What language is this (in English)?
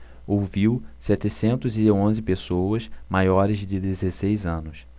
Portuguese